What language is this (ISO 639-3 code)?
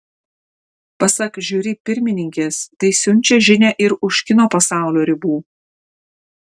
lit